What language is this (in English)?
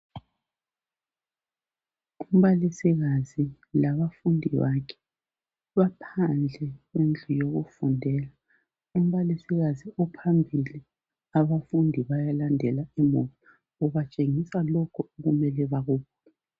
North Ndebele